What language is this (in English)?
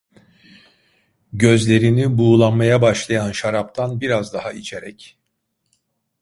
Turkish